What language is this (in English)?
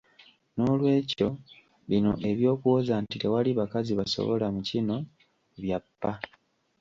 Ganda